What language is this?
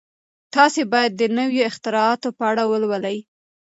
Pashto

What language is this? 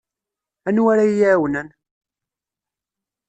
Kabyle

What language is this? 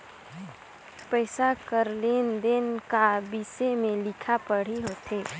Chhattisgarhi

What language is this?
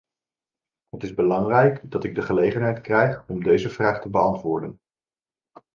Dutch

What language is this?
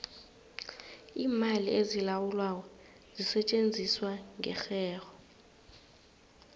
South Ndebele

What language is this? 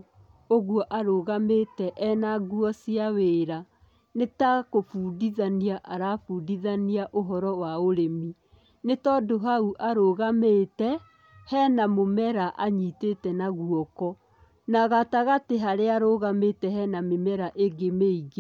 Kikuyu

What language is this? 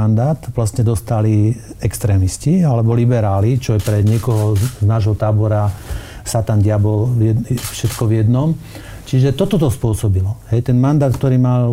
Slovak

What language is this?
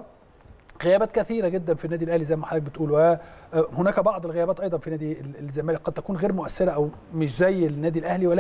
Arabic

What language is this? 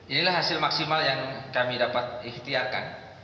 Indonesian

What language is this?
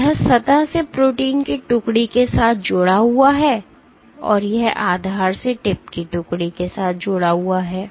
Hindi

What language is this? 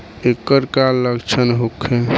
Bhojpuri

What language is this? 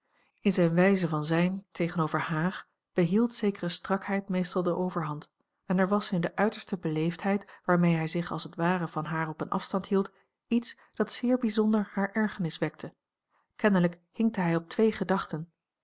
Dutch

